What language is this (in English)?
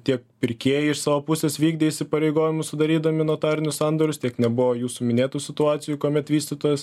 Lithuanian